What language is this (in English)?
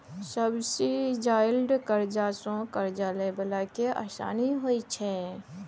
Maithili